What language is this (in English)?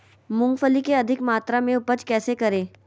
Magahi